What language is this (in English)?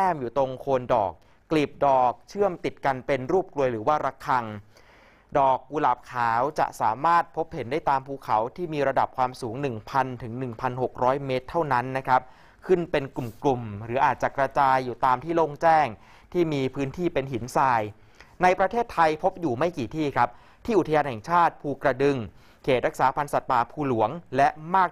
Thai